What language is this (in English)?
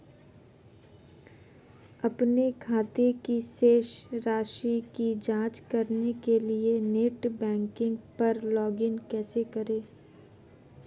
Hindi